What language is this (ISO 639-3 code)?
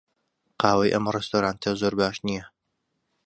ckb